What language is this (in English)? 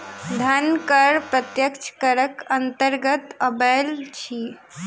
Maithili